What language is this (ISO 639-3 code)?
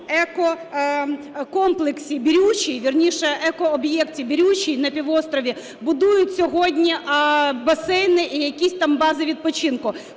ukr